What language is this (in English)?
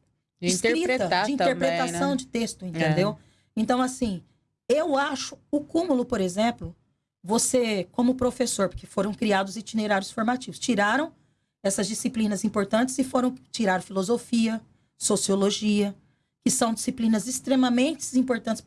Portuguese